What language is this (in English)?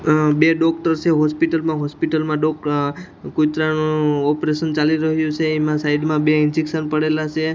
Gujarati